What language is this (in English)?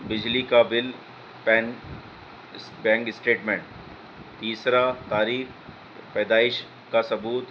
Urdu